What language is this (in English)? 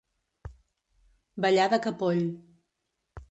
Catalan